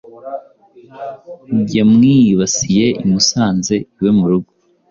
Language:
Kinyarwanda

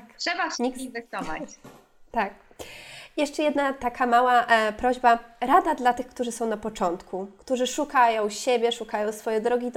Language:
Polish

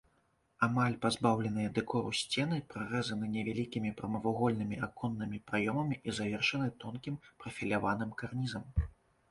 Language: Belarusian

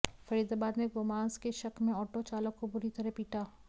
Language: Hindi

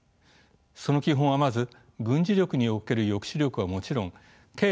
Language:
Japanese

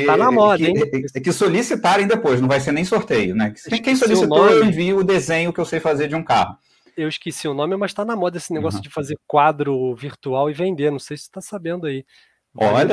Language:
Portuguese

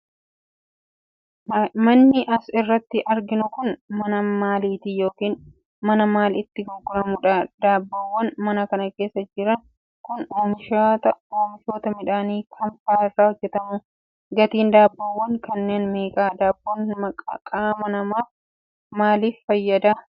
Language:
Oromo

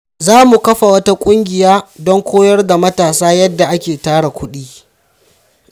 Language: Hausa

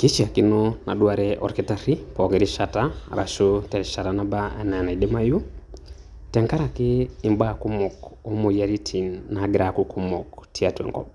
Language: Masai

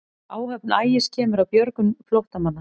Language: Icelandic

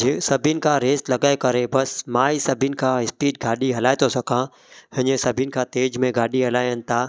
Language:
Sindhi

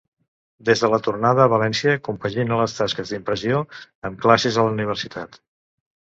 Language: Catalan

